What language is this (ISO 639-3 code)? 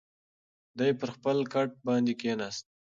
pus